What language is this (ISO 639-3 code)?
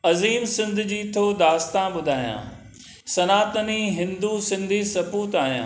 snd